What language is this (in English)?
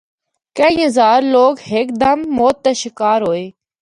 Northern Hindko